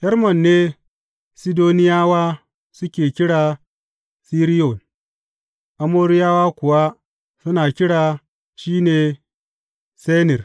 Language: Hausa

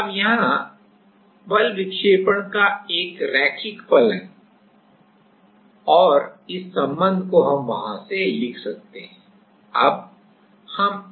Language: Hindi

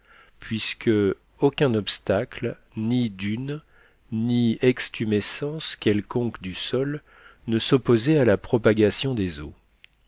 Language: French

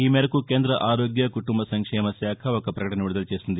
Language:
Telugu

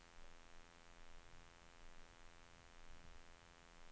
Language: Swedish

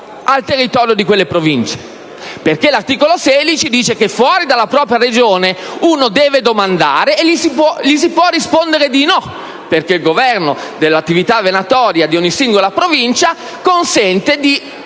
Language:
Italian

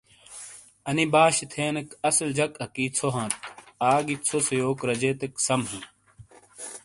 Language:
Shina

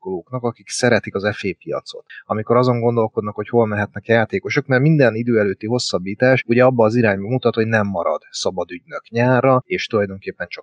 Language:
Hungarian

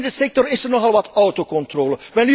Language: Dutch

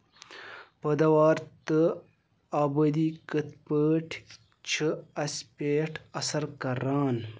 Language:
Kashmiri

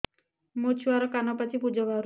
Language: Odia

